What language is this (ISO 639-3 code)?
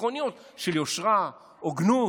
heb